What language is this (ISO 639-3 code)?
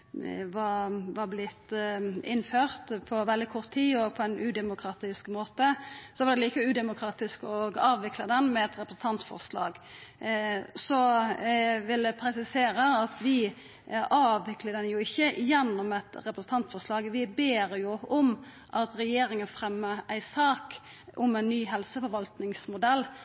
nno